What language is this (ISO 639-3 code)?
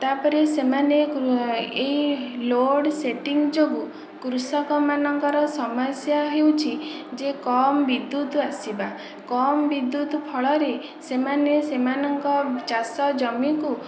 ori